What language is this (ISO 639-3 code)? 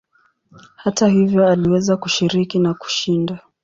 swa